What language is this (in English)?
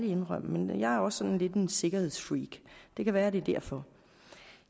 Danish